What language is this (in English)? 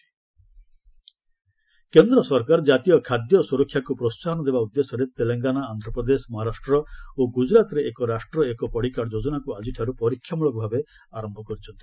Odia